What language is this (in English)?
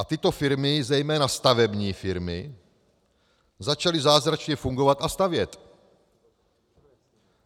Czech